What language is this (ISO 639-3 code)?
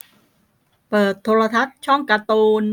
tha